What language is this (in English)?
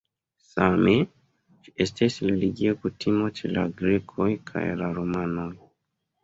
Esperanto